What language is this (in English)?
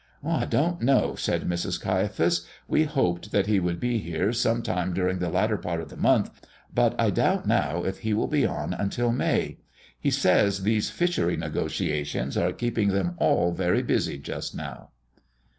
English